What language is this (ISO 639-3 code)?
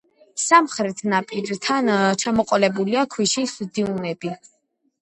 kat